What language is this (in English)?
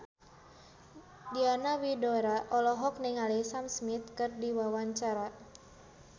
Sundanese